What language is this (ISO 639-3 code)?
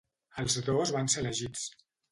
cat